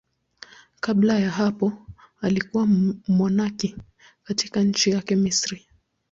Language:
Swahili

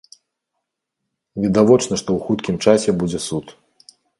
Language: Belarusian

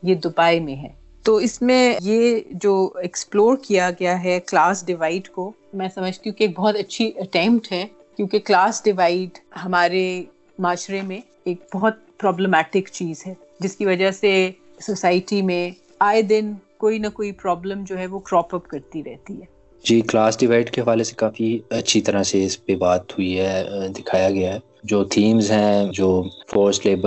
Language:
Urdu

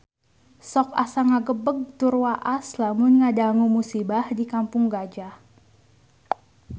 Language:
Sundanese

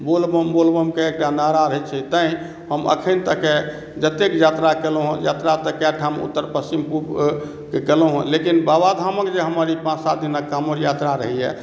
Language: Maithili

